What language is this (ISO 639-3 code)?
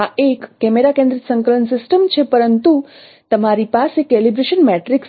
guj